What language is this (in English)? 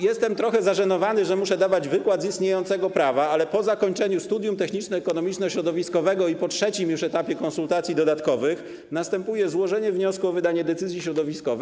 Polish